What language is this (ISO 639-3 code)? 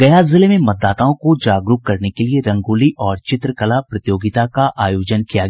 hin